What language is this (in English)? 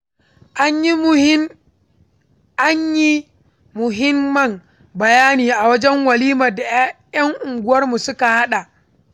Hausa